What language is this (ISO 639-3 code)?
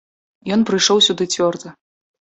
bel